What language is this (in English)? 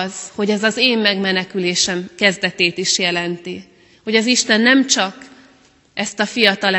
Hungarian